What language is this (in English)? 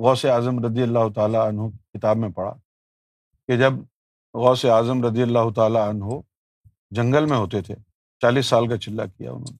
Urdu